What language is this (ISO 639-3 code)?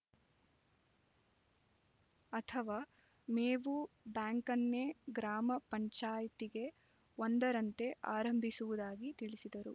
kan